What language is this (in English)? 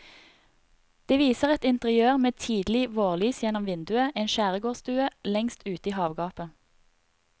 Norwegian